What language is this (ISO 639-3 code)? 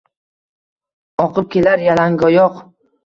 uzb